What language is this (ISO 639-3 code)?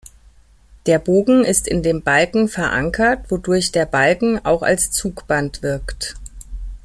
deu